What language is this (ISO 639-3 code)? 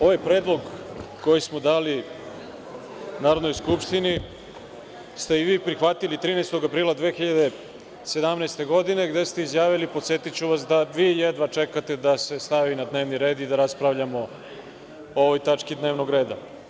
srp